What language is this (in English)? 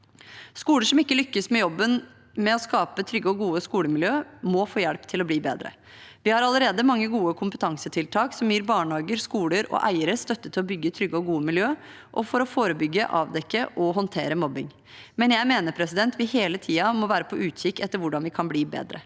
Norwegian